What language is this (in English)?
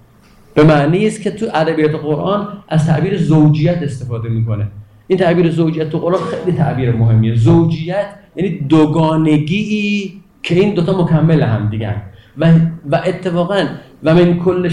Persian